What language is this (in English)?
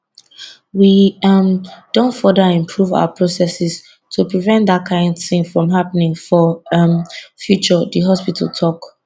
Nigerian Pidgin